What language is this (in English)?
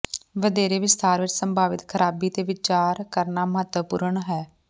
Punjabi